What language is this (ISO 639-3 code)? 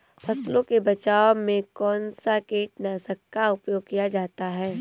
hin